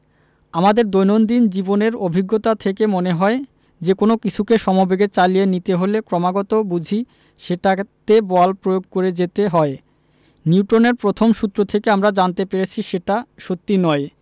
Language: Bangla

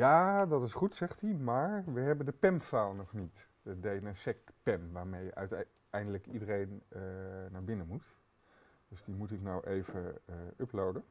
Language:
Dutch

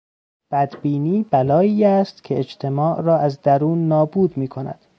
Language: Persian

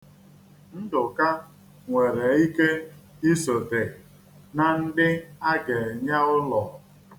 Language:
Igbo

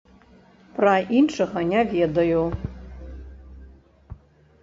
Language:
Belarusian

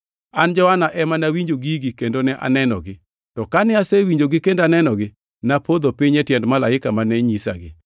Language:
Luo (Kenya and Tanzania)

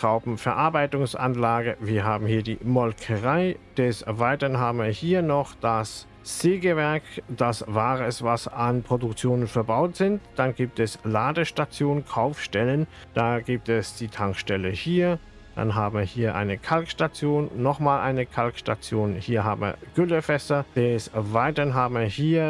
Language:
German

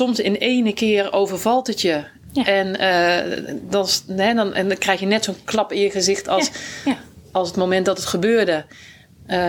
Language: Dutch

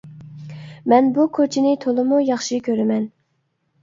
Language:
Uyghur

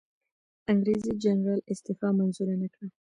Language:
Pashto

